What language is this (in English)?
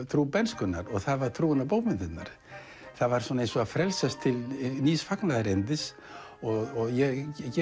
Icelandic